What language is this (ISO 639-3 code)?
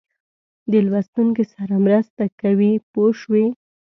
pus